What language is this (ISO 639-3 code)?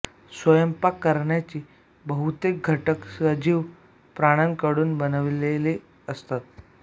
mar